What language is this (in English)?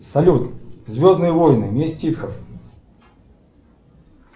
Russian